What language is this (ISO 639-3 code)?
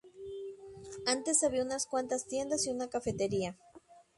spa